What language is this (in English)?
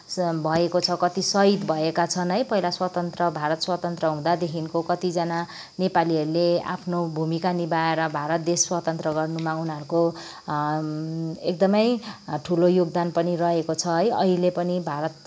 Nepali